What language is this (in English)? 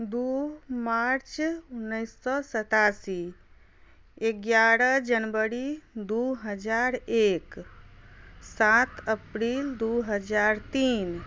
Maithili